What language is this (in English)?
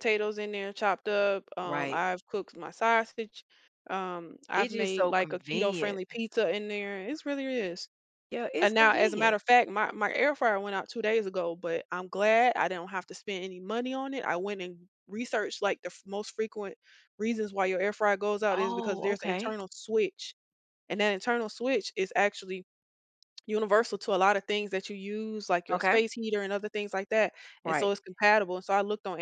English